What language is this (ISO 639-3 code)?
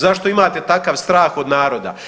hrv